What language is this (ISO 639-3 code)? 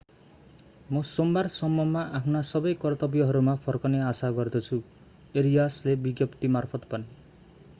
nep